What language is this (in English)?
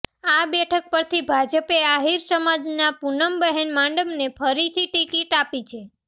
Gujarati